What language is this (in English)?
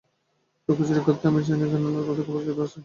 Bangla